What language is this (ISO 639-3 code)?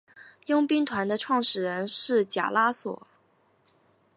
zho